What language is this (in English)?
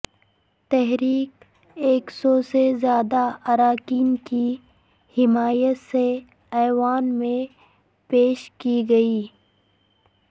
Urdu